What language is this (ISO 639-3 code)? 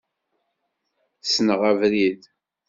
kab